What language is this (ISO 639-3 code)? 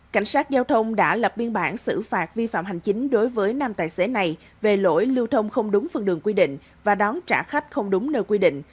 vie